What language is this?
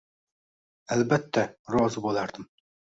Uzbek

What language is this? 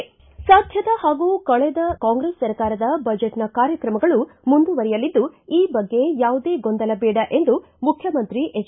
Kannada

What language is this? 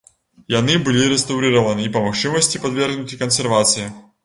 Belarusian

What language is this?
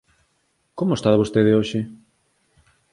Galician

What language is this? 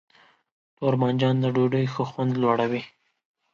Pashto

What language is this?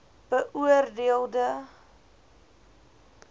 Afrikaans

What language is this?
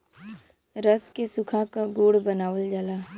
Bhojpuri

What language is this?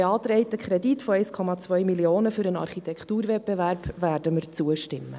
Swiss German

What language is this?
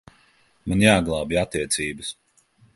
Latvian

